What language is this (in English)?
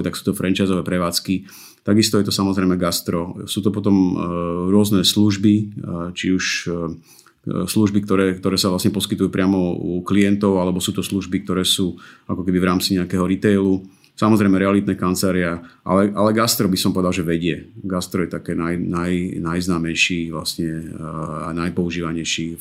Slovak